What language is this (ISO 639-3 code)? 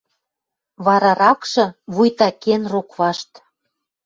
mrj